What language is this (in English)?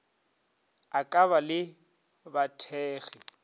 Northern Sotho